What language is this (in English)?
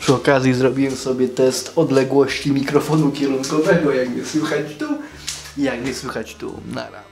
Polish